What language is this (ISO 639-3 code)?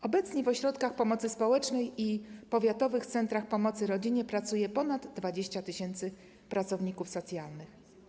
pol